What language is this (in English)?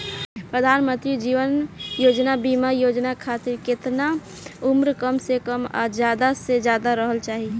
Bhojpuri